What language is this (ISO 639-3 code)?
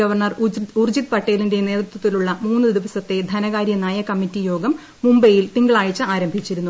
mal